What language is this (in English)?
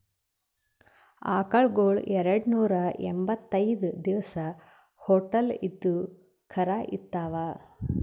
Kannada